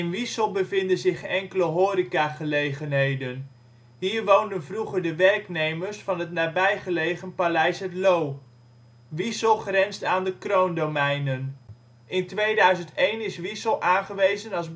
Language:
Dutch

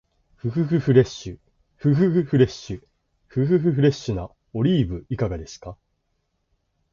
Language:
Japanese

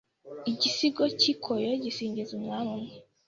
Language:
Kinyarwanda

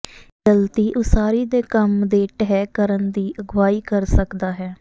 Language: Punjabi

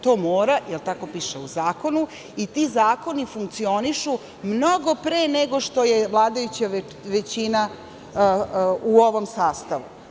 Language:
Serbian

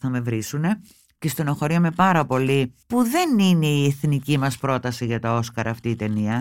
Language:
Greek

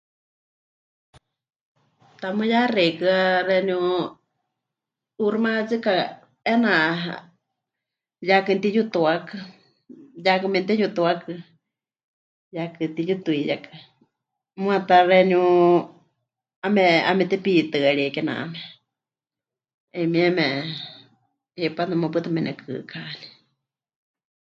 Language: Huichol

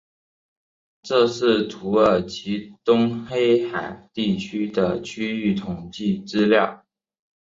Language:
Chinese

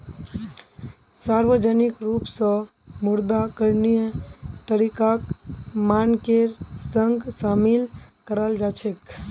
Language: Magahi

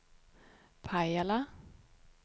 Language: Swedish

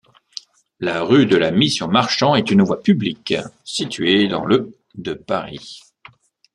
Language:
French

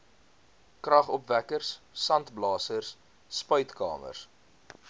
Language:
Afrikaans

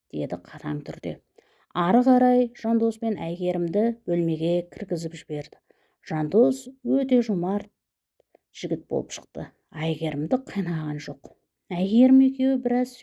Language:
Turkish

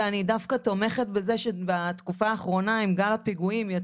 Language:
Hebrew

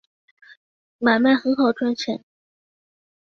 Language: Chinese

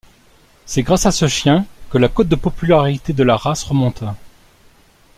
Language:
French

